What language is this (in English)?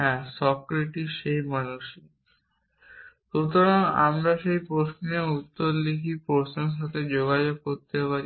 Bangla